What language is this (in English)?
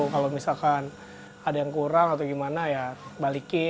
Indonesian